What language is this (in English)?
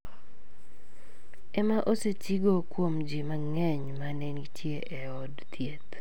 Luo (Kenya and Tanzania)